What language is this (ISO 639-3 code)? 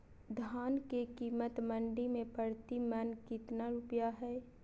mag